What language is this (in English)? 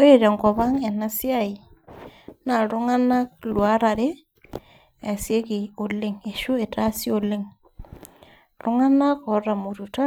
Masai